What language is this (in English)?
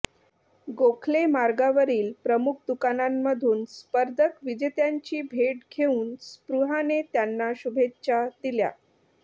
Marathi